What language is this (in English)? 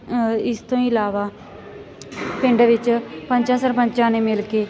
Punjabi